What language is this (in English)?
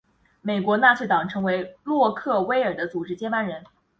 Chinese